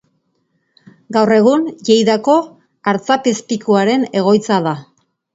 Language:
Basque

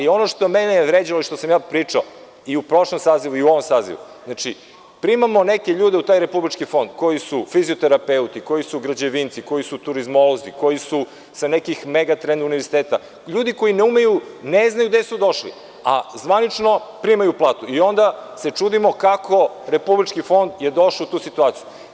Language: Serbian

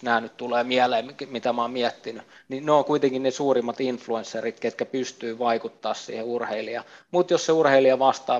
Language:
Finnish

